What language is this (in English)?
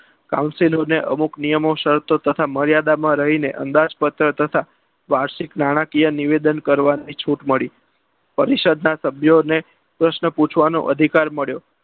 Gujarati